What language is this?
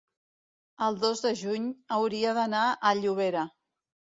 Catalan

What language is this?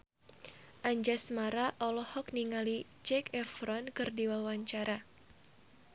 Sundanese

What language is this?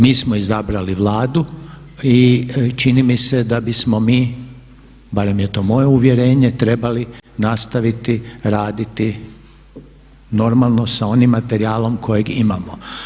Croatian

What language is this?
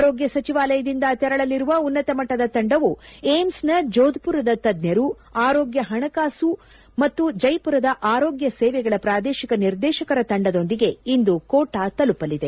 Kannada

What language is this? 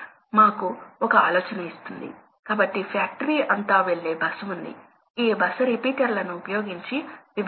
Telugu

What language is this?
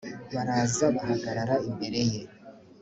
Kinyarwanda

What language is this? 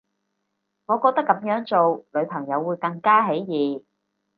Cantonese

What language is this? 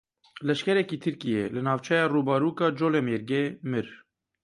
Kurdish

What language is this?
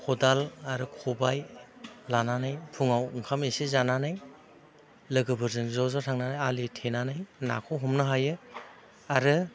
Bodo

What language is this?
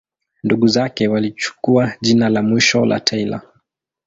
Swahili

